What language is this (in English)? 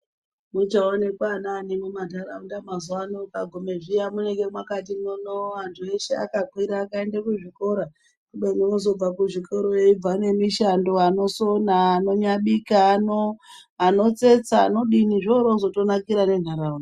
Ndau